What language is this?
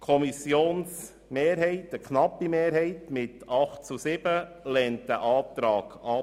Swiss German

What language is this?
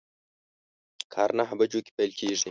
Pashto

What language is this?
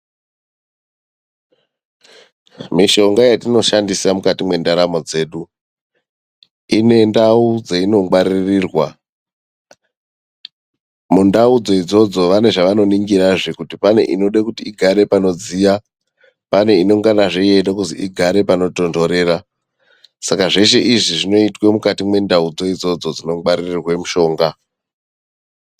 Ndau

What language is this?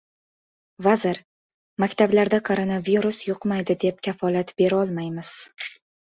Uzbek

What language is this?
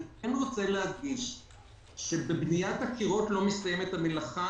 Hebrew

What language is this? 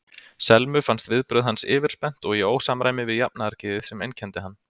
Icelandic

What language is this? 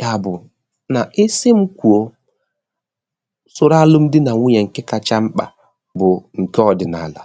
Igbo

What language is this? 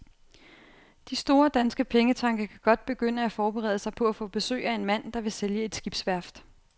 Danish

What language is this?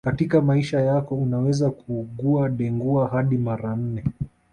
Swahili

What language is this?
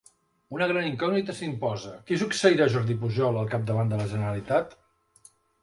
Catalan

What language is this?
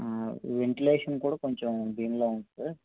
Telugu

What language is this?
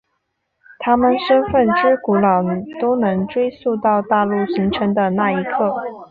Chinese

